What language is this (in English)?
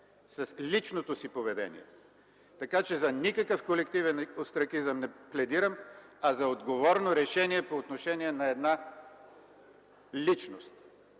Bulgarian